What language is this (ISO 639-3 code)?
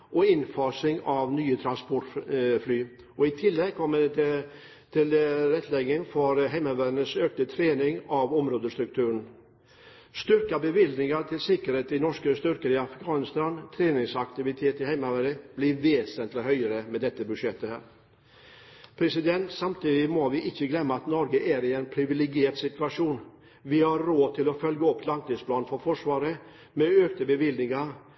nob